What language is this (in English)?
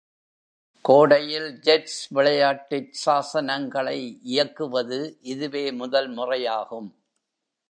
Tamil